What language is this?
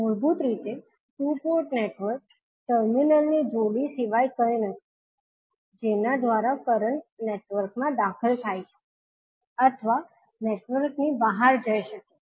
Gujarati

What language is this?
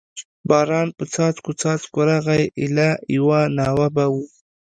Pashto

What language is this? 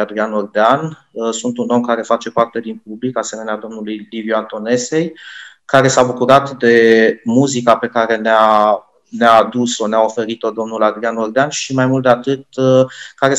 Romanian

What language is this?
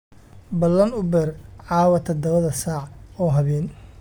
Somali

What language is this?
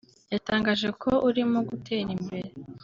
Kinyarwanda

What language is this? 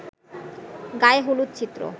Bangla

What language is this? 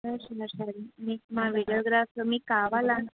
Telugu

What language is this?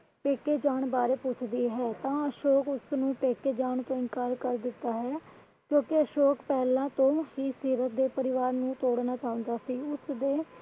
Punjabi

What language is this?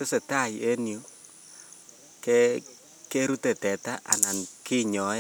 Kalenjin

